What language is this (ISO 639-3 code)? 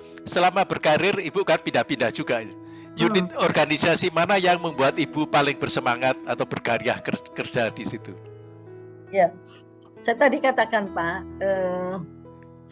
ind